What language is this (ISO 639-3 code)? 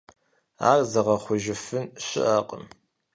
kbd